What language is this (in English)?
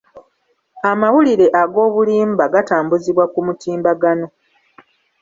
Ganda